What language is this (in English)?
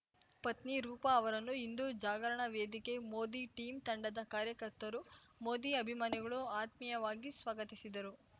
Kannada